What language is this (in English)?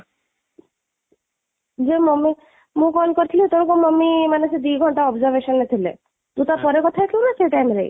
Odia